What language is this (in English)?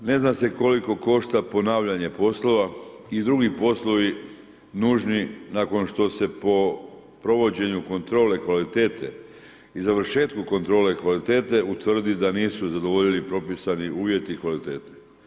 Croatian